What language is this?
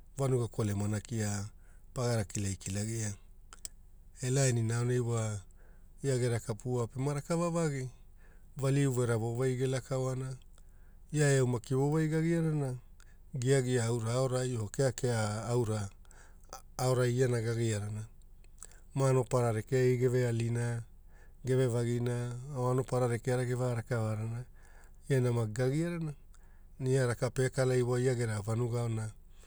Hula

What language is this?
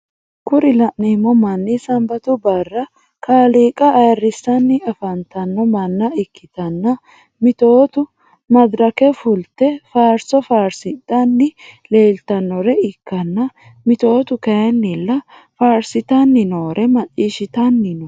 Sidamo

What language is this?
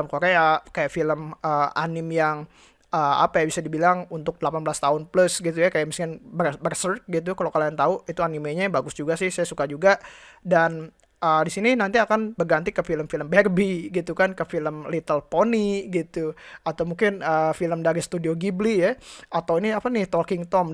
Indonesian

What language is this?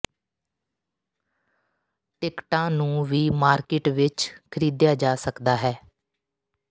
Punjabi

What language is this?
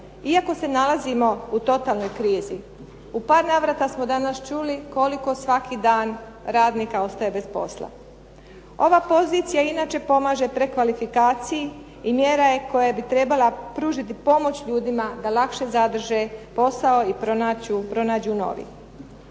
Croatian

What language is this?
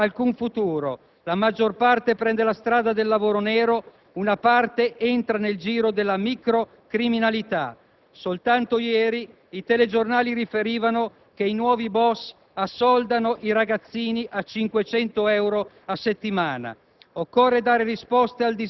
Italian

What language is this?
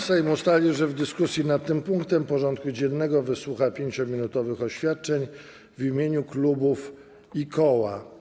Polish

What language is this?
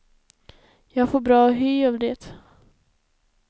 Swedish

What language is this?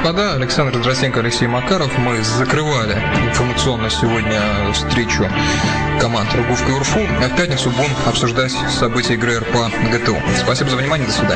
Russian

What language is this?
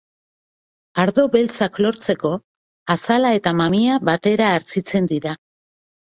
Basque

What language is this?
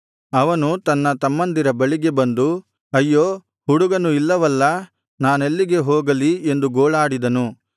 Kannada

